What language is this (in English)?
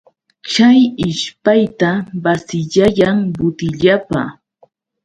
Yauyos Quechua